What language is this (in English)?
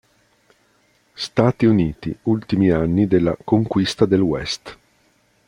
Italian